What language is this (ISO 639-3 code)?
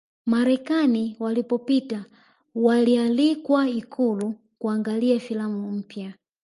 swa